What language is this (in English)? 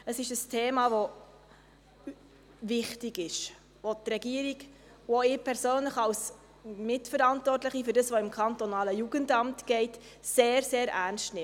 Swiss German